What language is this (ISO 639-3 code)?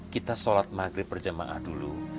ind